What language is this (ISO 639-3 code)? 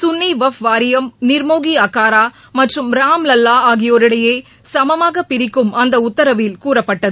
tam